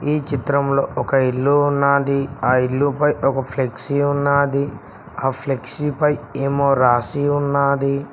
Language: Telugu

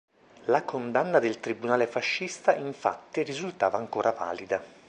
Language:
Italian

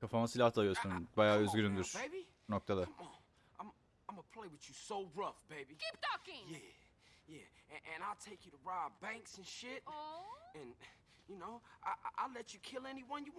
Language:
Turkish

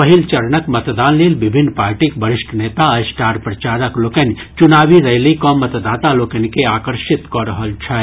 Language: Maithili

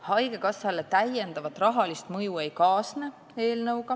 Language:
Estonian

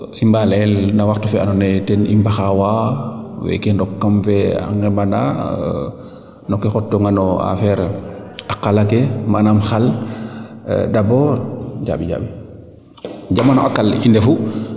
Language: Serer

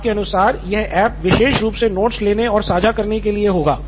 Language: Hindi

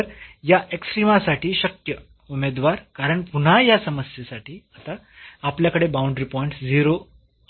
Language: Marathi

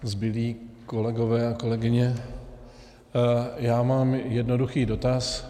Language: Czech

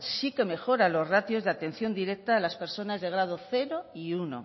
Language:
Spanish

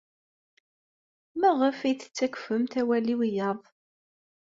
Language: Kabyle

